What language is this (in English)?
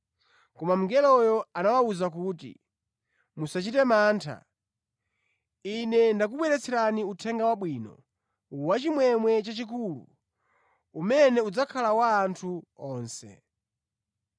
Nyanja